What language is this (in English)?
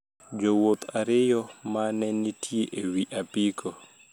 Luo (Kenya and Tanzania)